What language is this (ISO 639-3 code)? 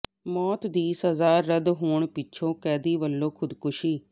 pan